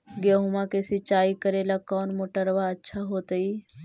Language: Magahi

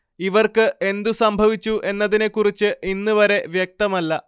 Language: Malayalam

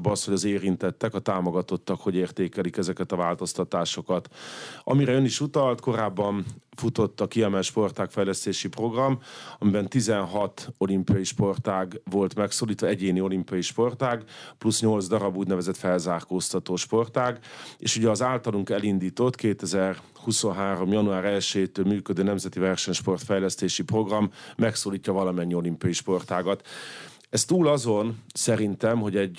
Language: Hungarian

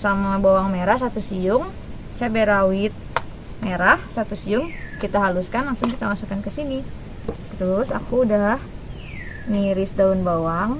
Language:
Indonesian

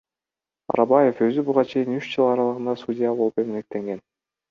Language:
Kyrgyz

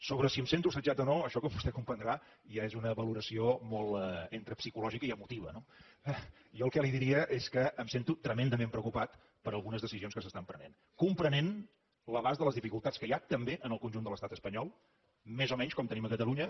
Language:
Catalan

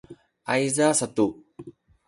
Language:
Sakizaya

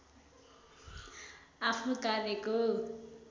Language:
Nepali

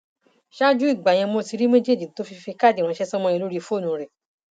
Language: Yoruba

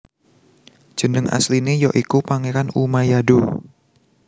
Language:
Javanese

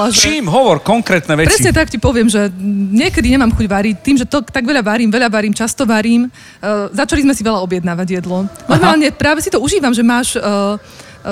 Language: Slovak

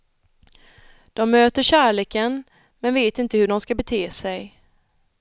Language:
Swedish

